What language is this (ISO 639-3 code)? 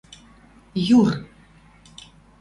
mrj